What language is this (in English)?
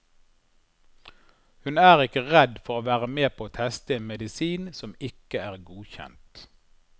Norwegian